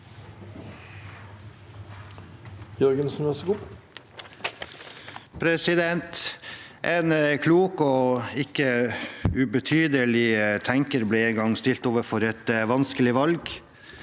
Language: Norwegian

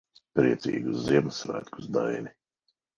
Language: Latvian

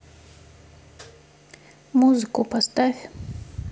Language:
Russian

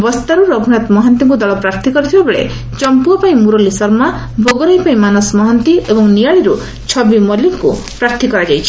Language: Odia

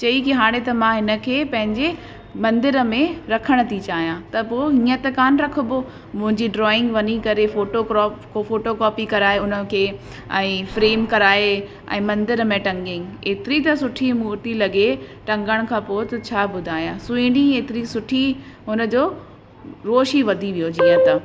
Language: Sindhi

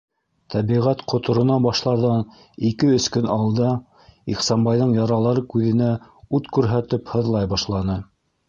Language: Bashkir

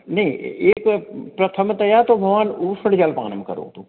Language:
Sanskrit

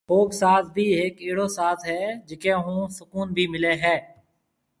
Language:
Marwari (Pakistan)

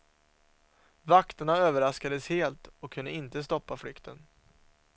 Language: Swedish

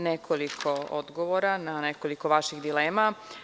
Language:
Serbian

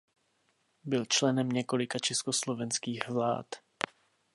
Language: Czech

